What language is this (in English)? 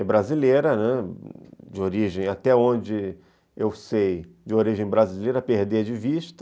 Portuguese